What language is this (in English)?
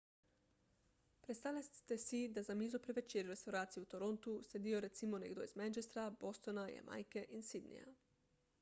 Slovenian